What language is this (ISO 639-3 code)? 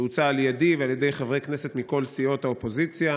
heb